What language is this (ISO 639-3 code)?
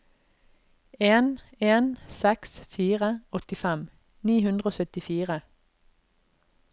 nor